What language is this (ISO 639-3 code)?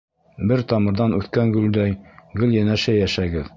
bak